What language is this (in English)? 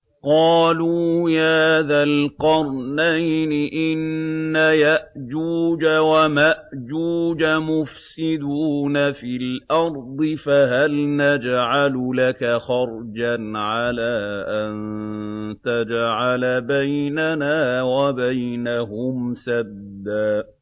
Arabic